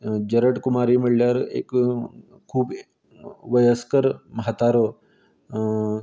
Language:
Konkani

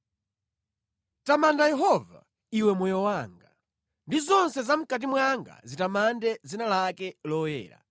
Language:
Nyanja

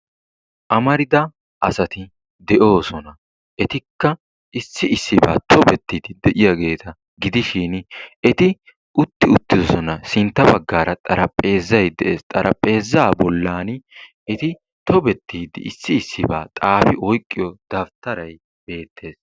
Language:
Wolaytta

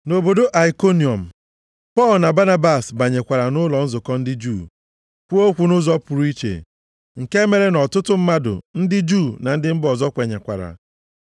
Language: Igbo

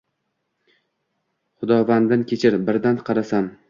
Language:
Uzbek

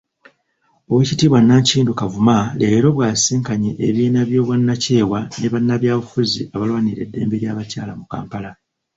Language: Ganda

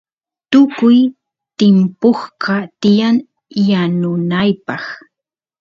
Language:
Santiago del Estero Quichua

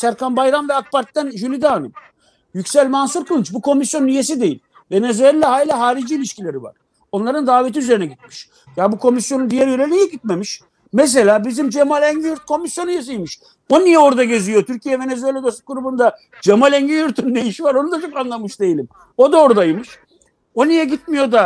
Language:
Turkish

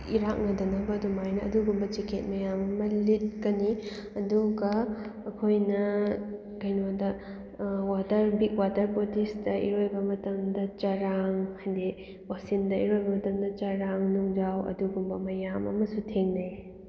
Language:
Manipuri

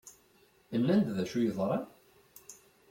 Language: Kabyle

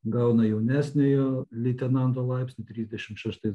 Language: Lithuanian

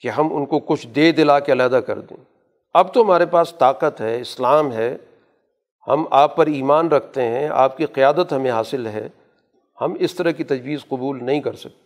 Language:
Urdu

